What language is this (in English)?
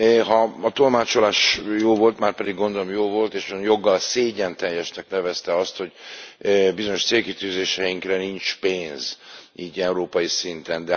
Hungarian